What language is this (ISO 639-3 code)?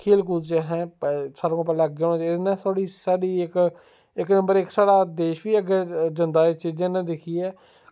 doi